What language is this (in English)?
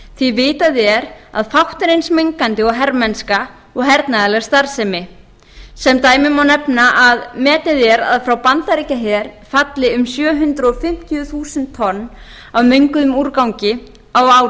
Icelandic